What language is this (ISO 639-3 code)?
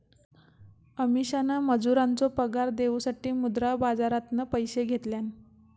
mar